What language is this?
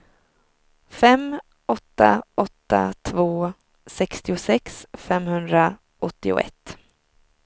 Swedish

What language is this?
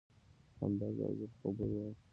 Pashto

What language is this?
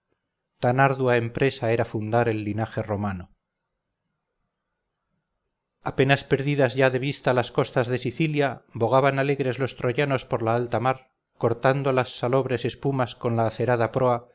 Spanish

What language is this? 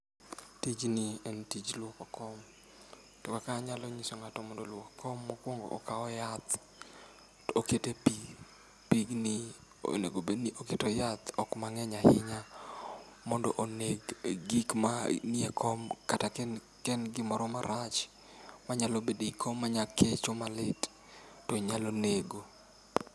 Luo (Kenya and Tanzania)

